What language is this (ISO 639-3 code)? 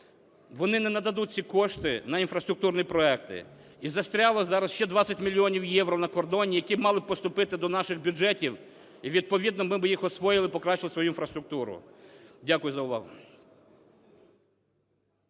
ukr